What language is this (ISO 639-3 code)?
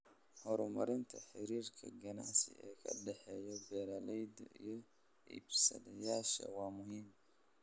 som